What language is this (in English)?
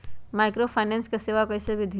Magahi